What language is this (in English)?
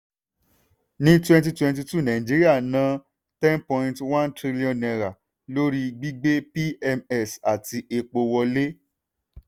Yoruba